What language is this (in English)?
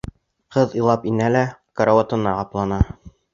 Bashkir